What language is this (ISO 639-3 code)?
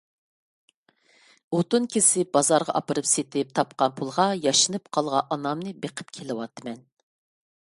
uig